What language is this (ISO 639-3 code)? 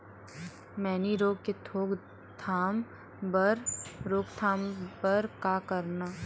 hne